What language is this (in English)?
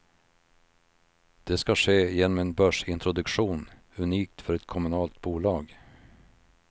Swedish